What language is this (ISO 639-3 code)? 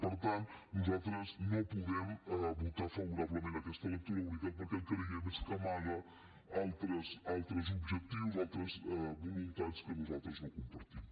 cat